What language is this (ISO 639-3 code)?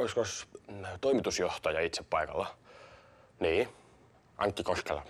fin